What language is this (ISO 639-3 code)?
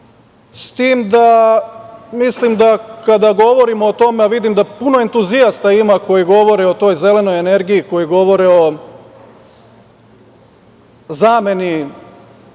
srp